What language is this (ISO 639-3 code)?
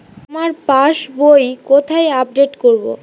ben